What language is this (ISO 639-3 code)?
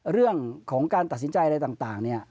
tha